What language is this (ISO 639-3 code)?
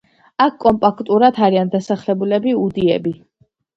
kat